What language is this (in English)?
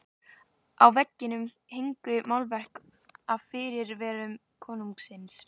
Icelandic